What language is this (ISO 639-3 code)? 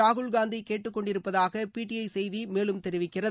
tam